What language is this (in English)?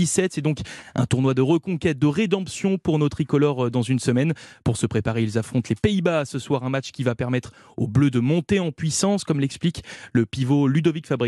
French